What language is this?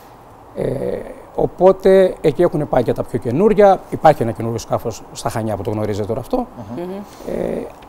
Greek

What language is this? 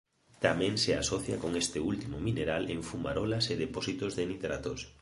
Galician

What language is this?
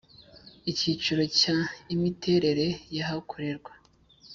Kinyarwanda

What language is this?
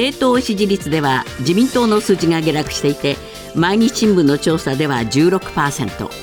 Japanese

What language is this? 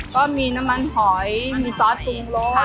Thai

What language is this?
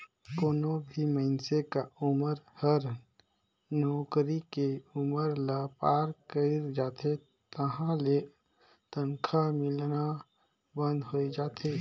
Chhattisgarhi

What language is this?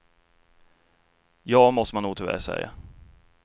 Swedish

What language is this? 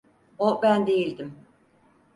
Turkish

